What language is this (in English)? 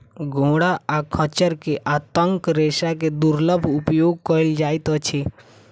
Maithili